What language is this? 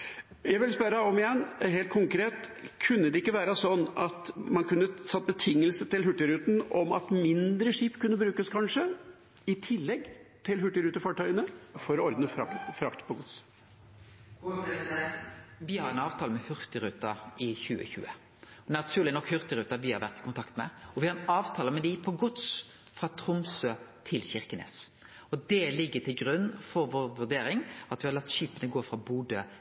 Norwegian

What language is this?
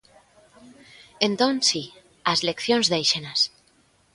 Galician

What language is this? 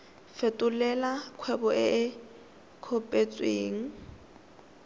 Tswana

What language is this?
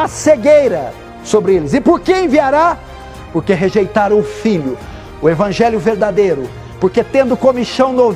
Portuguese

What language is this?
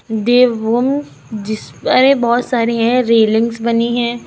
Hindi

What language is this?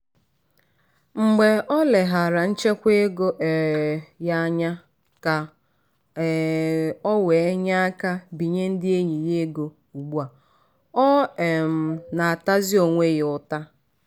Igbo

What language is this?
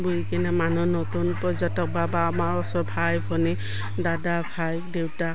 Assamese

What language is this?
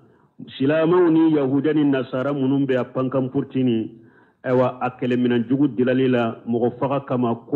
Arabic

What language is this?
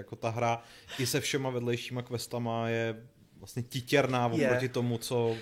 Czech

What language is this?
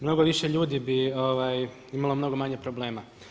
Croatian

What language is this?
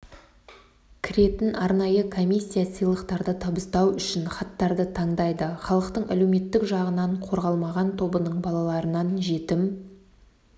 Kazakh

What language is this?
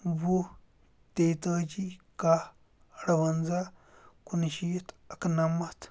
Kashmiri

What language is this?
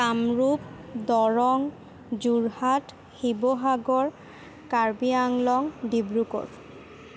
Assamese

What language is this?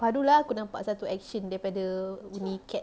English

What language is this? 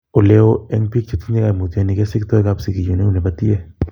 Kalenjin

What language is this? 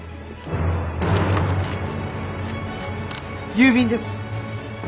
Japanese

